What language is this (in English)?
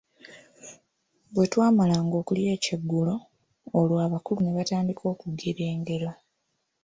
Ganda